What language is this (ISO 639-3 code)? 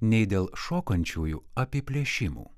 lit